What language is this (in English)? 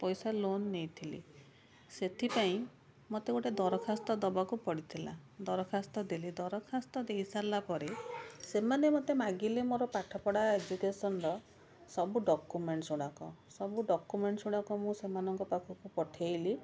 Odia